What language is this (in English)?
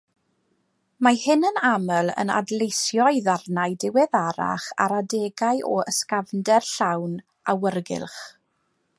Welsh